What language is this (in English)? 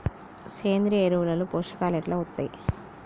Telugu